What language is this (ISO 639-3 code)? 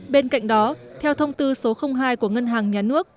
vie